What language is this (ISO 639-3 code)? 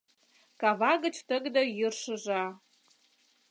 chm